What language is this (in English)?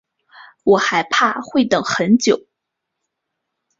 Chinese